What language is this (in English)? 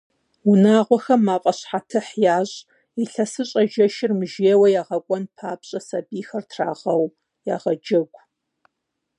Kabardian